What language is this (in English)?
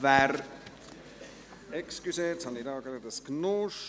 Swiss German